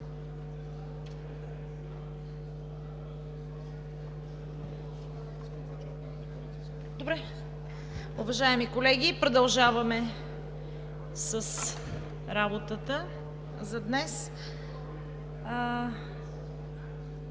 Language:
Bulgarian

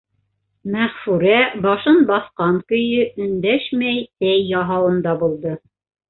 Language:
Bashkir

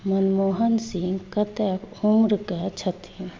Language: Maithili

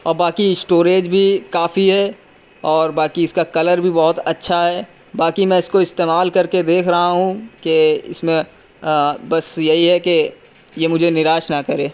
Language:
Urdu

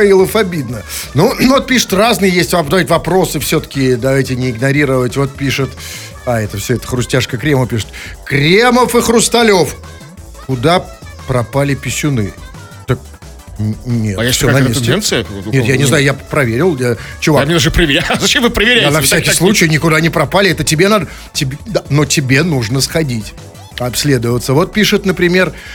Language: Russian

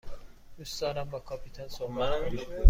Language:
Persian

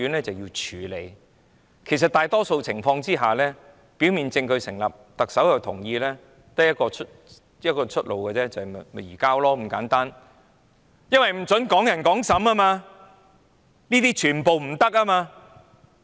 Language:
Cantonese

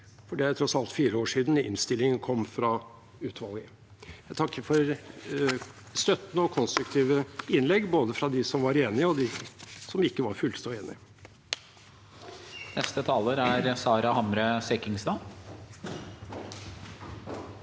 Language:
Norwegian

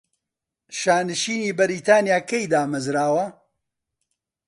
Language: Central Kurdish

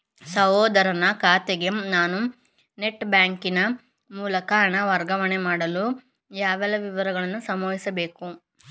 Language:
Kannada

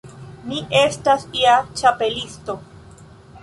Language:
Esperanto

